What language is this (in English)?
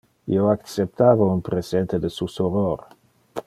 Interlingua